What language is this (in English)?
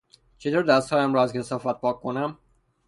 Persian